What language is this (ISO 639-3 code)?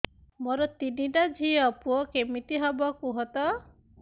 ori